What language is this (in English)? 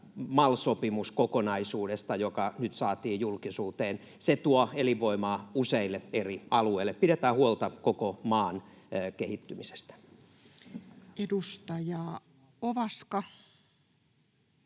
Finnish